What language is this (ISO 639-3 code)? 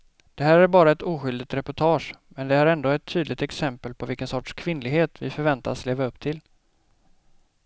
swe